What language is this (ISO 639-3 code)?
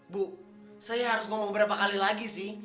ind